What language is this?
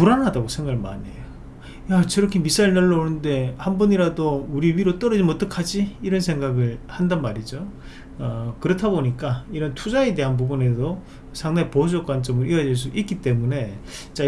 Korean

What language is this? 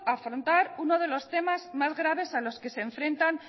Spanish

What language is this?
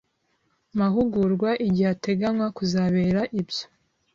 Kinyarwanda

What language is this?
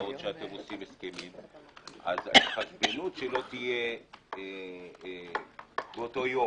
Hebrew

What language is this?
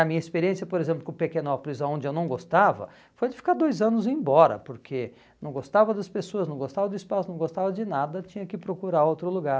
Portuguese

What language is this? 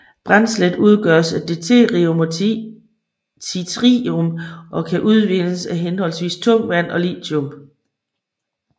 Danish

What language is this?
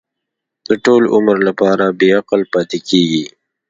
Pashto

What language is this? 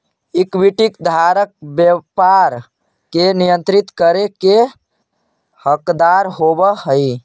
Magahi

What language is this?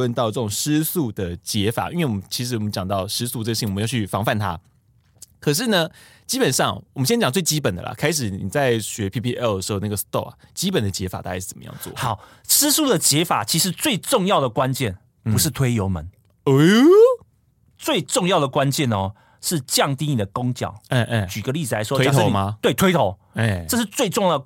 Chinese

